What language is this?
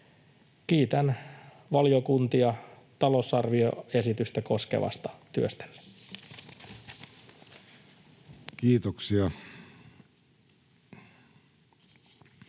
Finnish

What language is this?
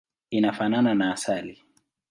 Swahili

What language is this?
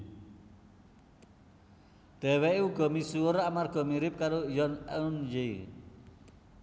Javanese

